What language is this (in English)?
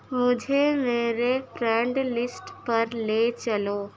Urdu